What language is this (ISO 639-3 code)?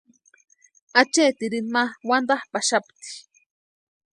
pua